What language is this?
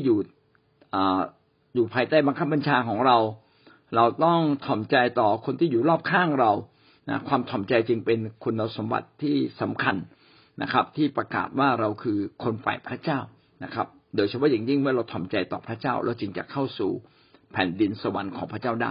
Thai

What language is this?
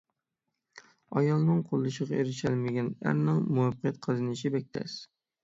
Uyghur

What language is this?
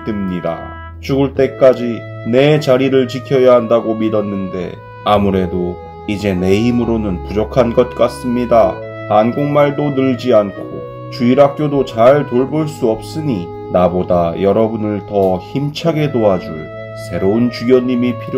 Korean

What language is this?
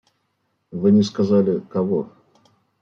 Russian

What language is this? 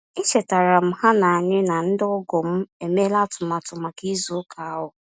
Igbo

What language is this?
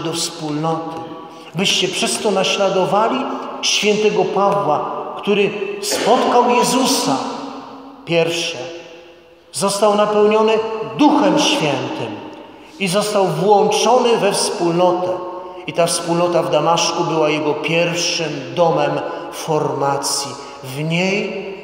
Polish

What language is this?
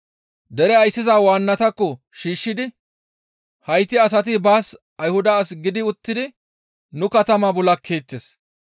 Gamo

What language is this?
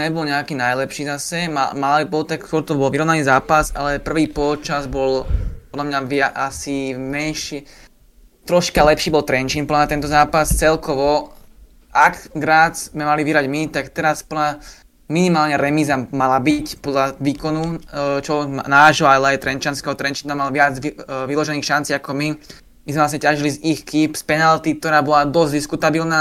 Slovak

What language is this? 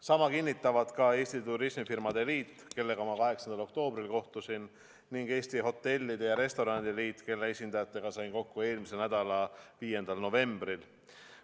Estonian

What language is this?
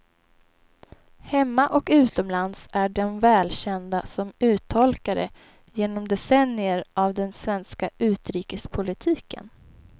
Swedish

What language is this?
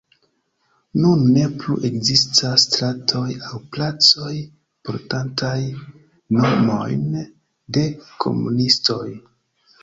Esperanto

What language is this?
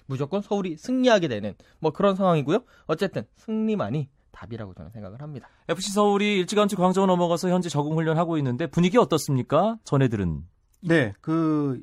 Korean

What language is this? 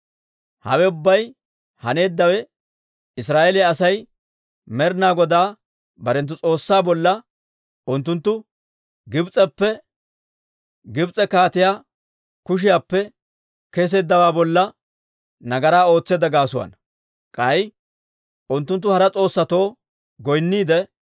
Dawro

